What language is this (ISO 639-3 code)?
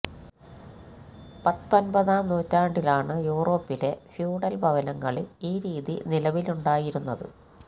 mal